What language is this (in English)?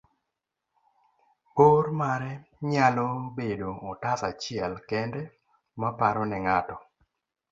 Luo (Kenya and Tanzania)